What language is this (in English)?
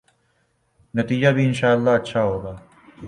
Urdu